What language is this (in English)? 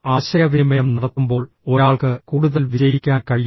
Malayalam